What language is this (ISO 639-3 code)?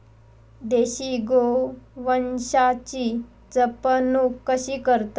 mar